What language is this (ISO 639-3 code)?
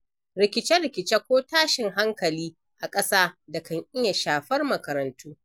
hau